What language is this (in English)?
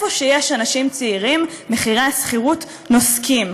Hebrew